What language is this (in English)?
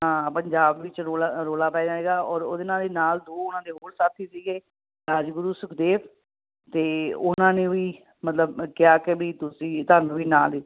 Punjabi